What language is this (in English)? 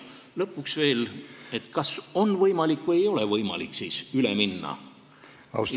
Estonian